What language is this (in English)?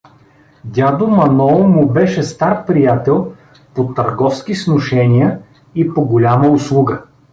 Bulgarian